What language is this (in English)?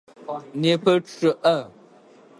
Adyghe